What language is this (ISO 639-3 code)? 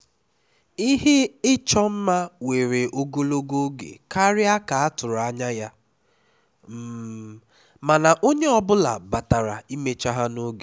ibo